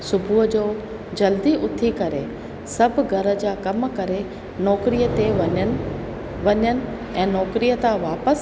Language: Sindhi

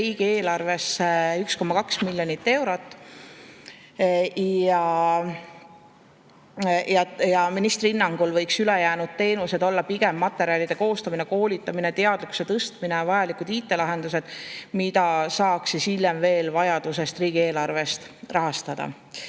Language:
Estonian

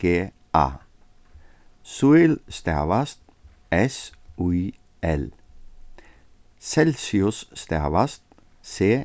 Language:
Faroese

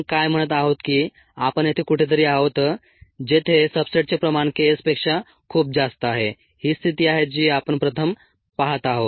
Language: Marathi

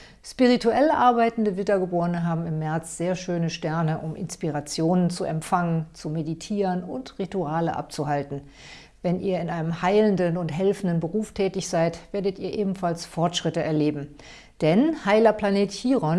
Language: German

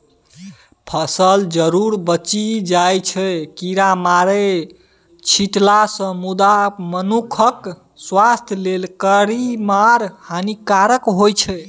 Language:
Maithili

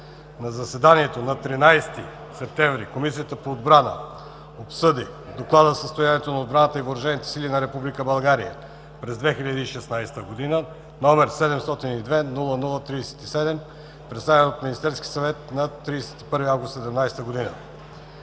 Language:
Bulgarian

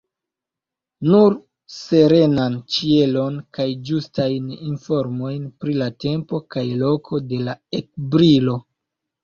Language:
Esperanto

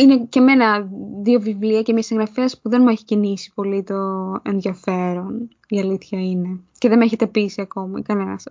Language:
Greek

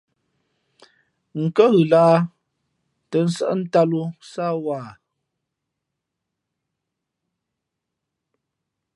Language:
Fe'fe'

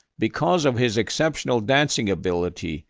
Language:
English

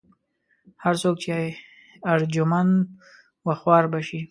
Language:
Pashto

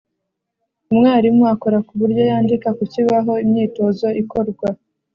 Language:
Kinyarwanda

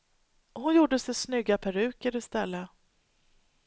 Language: Swedish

